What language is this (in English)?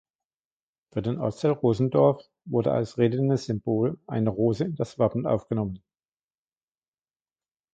German